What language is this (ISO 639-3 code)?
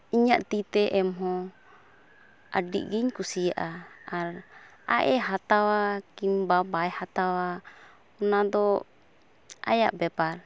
sat